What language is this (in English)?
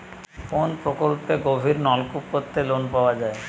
Bangla